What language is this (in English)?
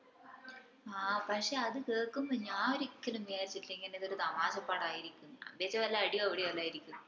Malayalam